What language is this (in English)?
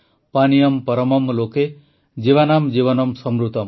Odia